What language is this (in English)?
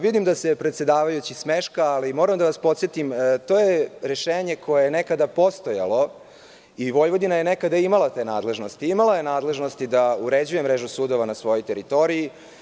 Serbian